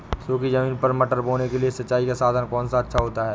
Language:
Hindi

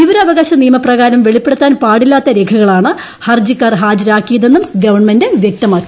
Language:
Malayalam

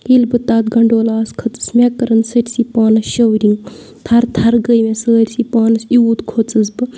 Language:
Kashmiri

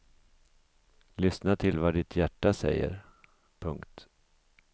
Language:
Swedish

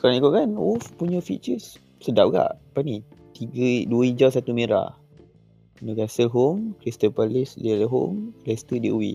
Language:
Malay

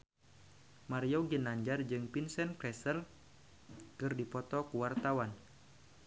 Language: Sundanese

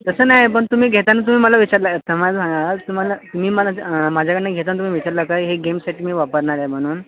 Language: Marathi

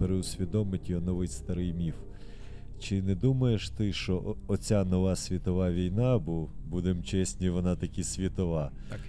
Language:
Ukrainian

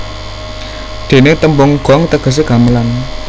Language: Javanese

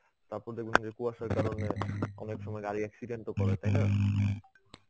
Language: Bangla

